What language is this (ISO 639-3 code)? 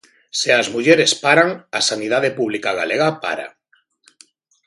glg